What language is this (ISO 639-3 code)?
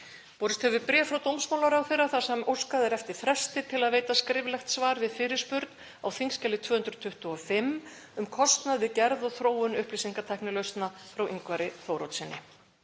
isl